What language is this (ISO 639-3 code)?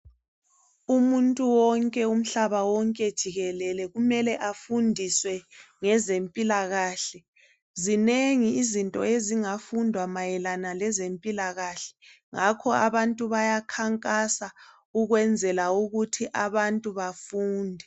nde